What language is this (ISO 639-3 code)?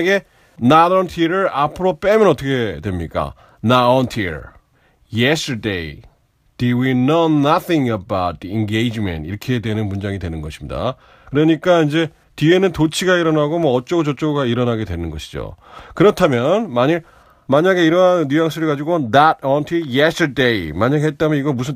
kor